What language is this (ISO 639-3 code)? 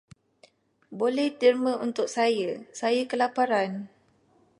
msa